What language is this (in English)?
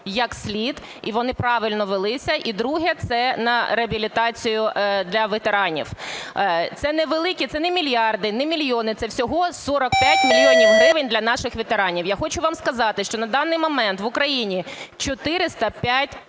Ukrainian